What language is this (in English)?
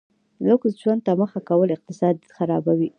Pashto